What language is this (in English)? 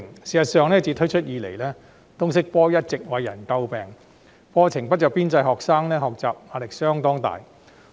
Cantonese